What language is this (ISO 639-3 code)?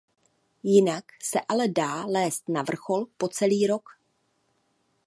ces